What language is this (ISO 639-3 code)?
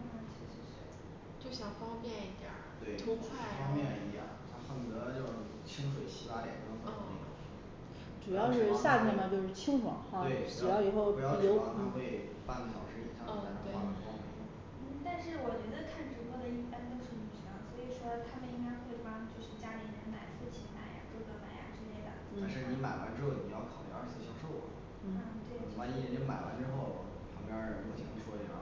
zho